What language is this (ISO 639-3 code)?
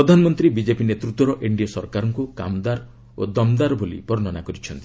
ori